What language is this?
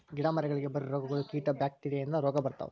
Kannada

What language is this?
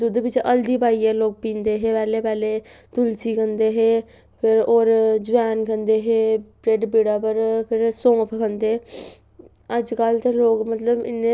Dogri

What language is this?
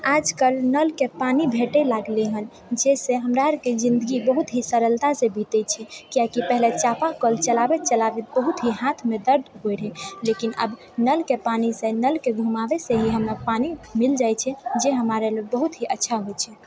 Maithili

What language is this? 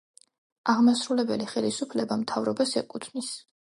Georgian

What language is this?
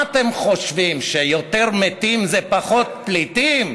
Hebrew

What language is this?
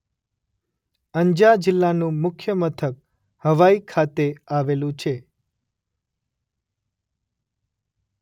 Gujarati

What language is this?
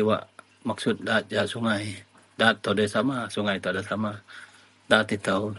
Central Melanau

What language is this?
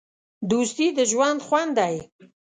Pashto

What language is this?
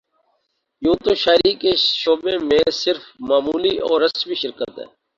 Urdu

